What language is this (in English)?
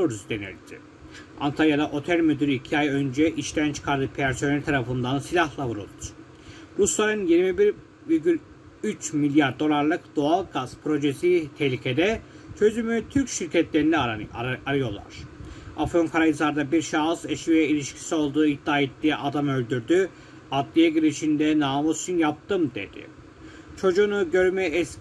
Turkish